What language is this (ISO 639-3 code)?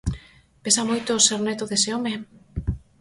glg